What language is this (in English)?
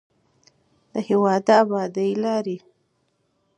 Pashto